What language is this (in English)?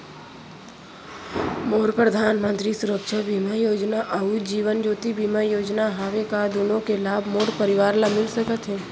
Chhattisgarhi